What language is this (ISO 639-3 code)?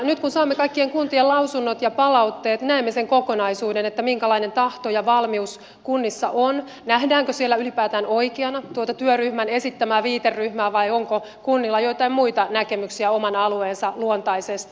fin